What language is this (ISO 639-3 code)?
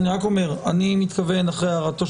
heb